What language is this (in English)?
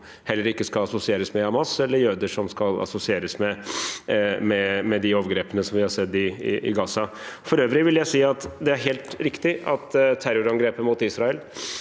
Norwegian